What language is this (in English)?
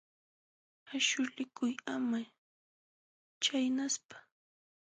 Jauja Wanca Quechua